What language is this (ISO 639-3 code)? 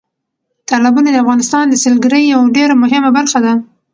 pus